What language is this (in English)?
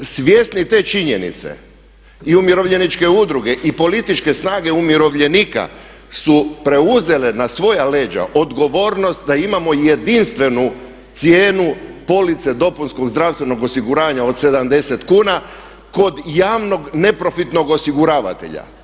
Croatian